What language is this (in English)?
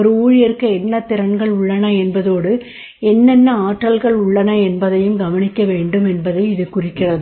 Tamil